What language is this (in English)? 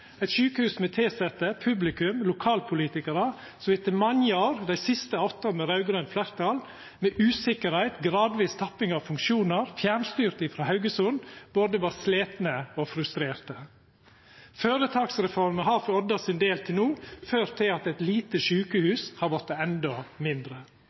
Norwegian Nynorsk